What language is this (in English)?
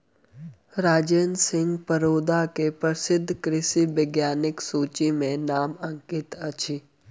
Maithili